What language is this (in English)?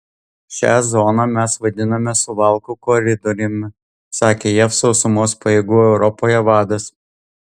Lithuanian